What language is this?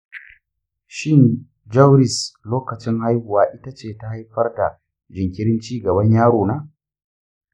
Hausa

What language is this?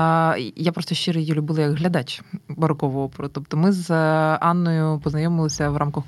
Ukrainian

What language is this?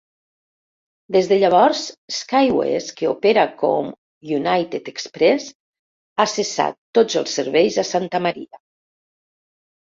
Catalan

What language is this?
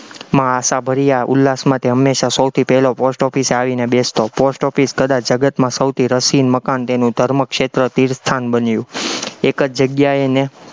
Gujarati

